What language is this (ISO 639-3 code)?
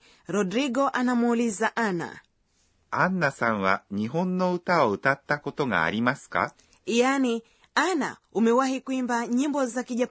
swa